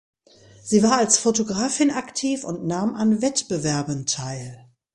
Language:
German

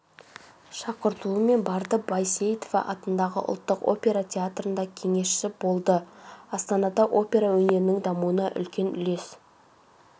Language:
Kazakh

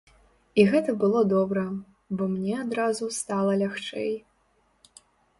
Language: Belarusian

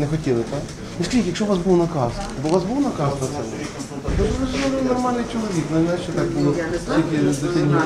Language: Ukrainian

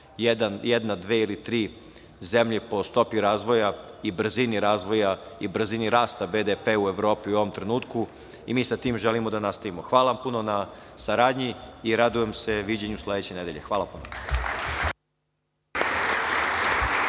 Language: Serbian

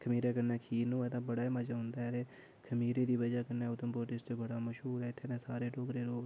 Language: Dogri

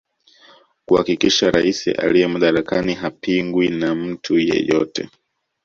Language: Swahili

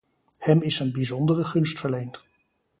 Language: Dutch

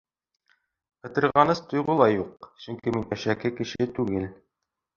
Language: Bashkir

